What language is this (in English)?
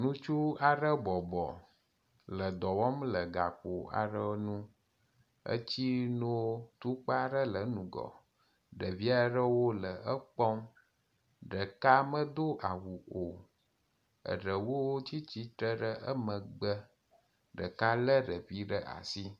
Ewe